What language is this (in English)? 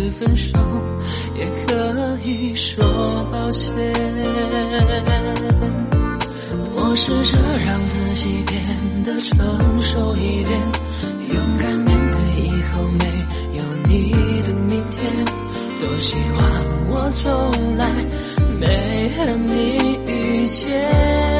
Chinese